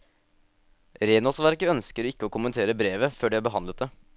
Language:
Norwegian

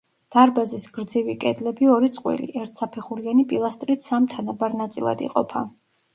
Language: Georgian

